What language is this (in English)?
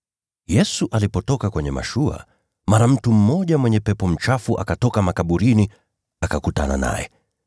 Swahili